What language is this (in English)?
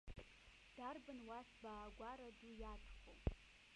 Abkhazian